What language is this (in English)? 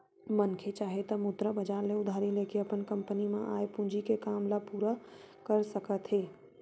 Chhattisgarhi